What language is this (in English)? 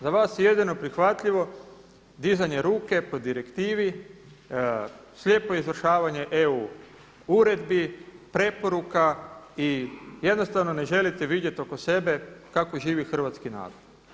Croatian